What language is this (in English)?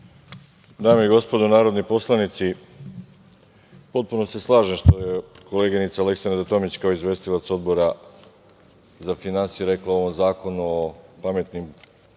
Serbian